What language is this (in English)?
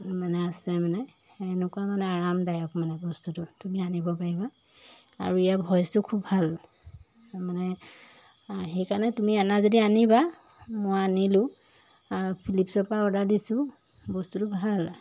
Assamese